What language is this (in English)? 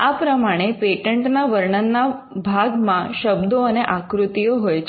Gujarati